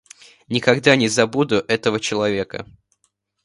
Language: Russian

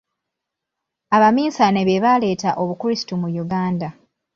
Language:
Ganda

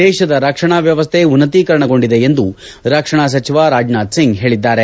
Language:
Kannada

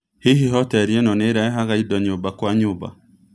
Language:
Kikuyu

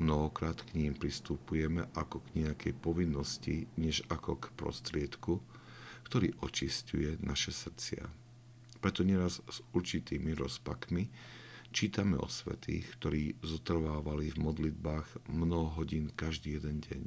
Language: Slovak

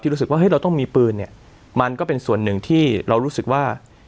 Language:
Thai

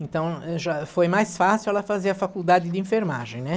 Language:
Portuguese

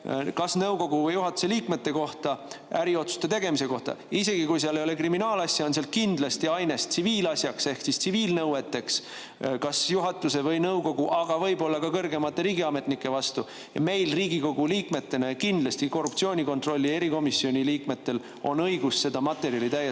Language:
Estonian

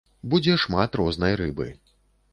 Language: Belarusian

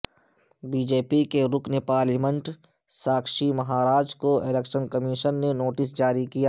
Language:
Urdu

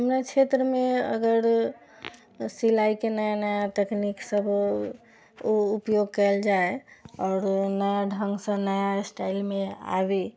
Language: Maithili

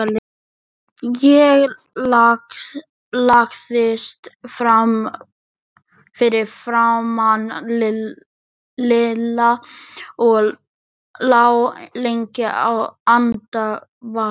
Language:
Icelandic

